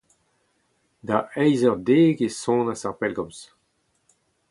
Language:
Breton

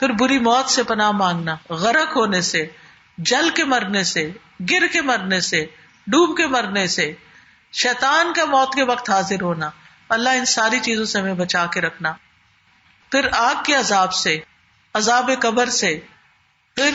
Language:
Urdu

